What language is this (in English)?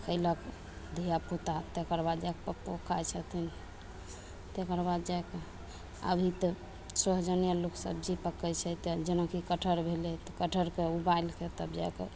Maithili